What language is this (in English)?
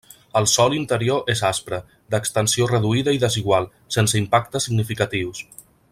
Catalan